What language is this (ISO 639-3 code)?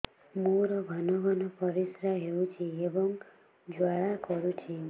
ori